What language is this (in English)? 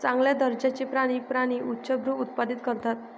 Marathi